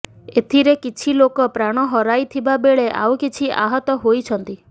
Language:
Odia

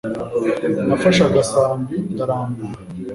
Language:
Kinyarwanda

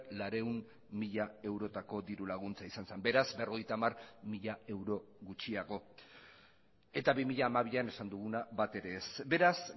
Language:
Basque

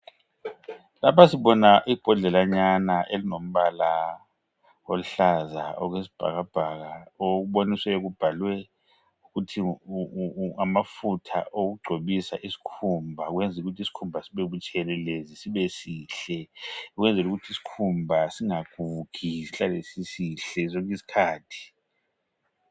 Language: North Ndebele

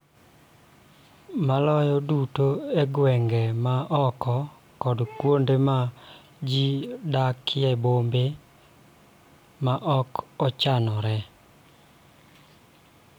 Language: Luo (Kenya and Tanzania)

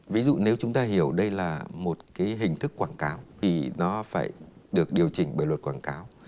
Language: Vietnamese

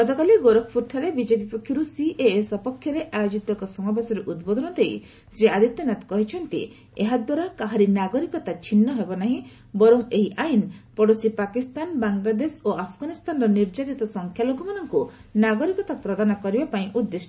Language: Odia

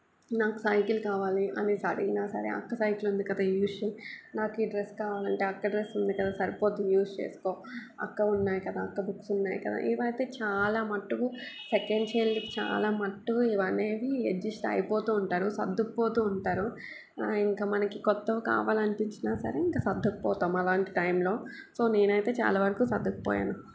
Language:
Telugu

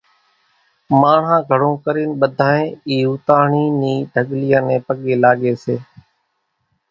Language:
Kachi Koli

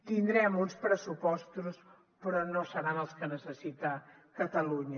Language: Catalan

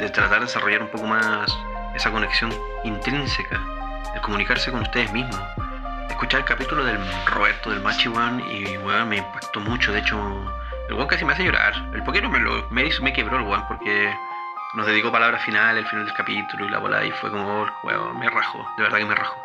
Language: Spanish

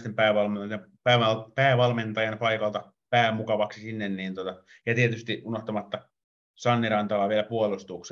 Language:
Finnish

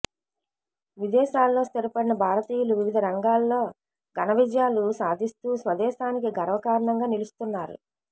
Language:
Telugu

